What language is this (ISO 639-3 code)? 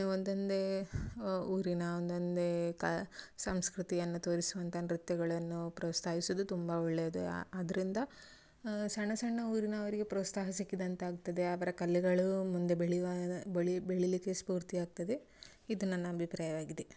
kan